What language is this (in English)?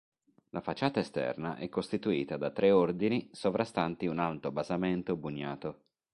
Italian